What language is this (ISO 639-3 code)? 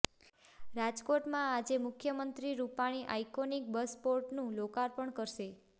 guj